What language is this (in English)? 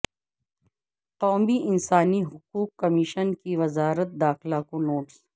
Urdu